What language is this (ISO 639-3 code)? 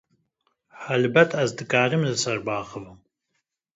kur